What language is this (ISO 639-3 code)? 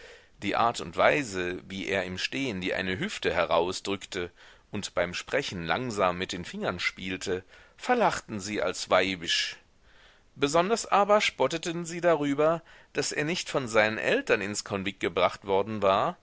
deu